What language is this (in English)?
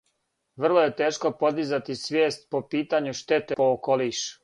Serbian